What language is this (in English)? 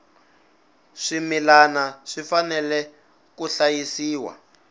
Tsonga